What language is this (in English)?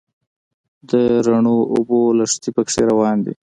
Pashto